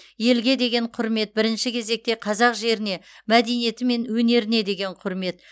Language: Kazakh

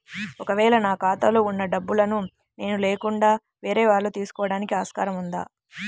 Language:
Telugu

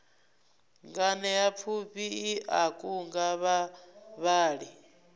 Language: Venda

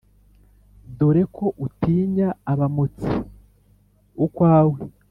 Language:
Kinyarwanda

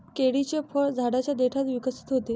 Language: Marathi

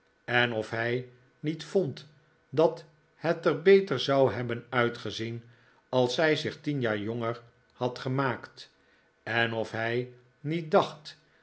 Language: Dutch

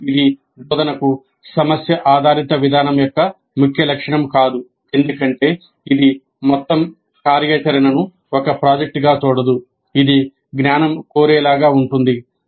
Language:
Telugu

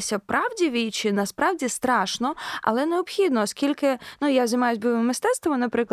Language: Ukrainian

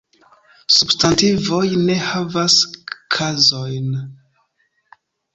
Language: Esperanto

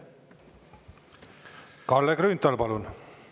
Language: Estonian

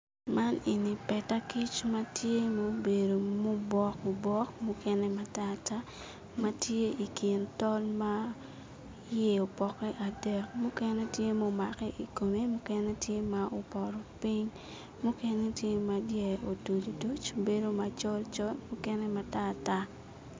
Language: Acoli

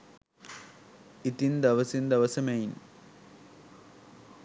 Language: Sinhala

